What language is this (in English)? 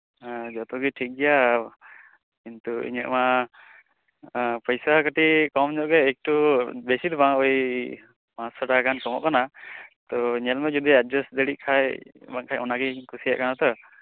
Santali